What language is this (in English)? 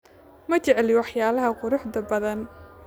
Somali